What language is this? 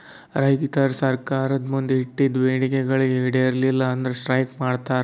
Kannada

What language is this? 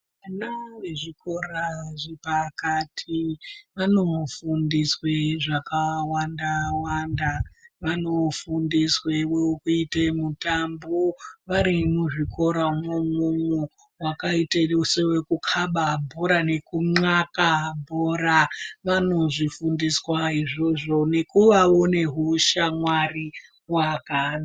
Ndau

